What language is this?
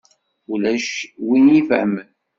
Kabyle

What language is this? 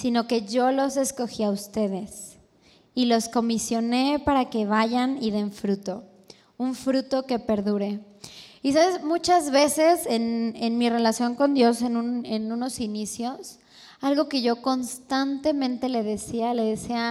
Spanish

